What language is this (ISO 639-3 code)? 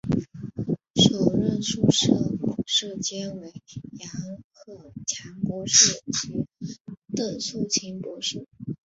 zho